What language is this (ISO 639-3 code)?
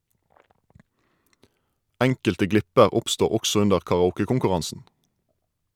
nor